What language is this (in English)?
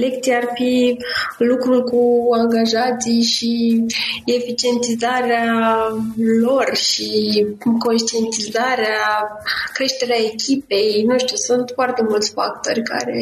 Romanian